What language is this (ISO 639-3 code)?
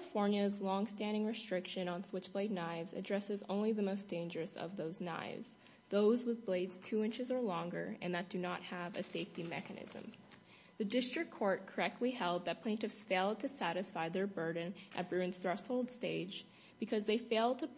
eng